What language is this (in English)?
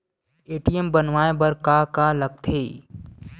Chhattisgarhi